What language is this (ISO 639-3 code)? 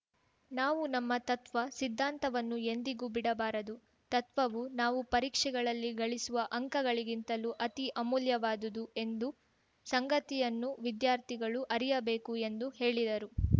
kan